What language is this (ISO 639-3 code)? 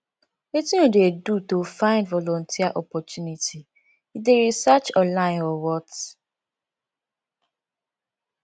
pcm